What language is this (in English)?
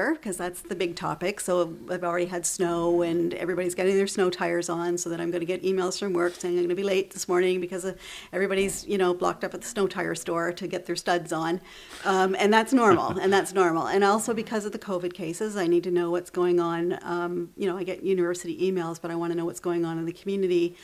English